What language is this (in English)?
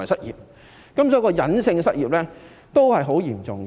Cantonese